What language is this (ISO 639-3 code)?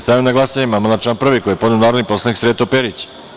srp